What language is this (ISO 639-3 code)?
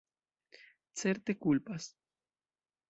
epo